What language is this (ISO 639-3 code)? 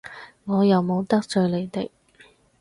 yue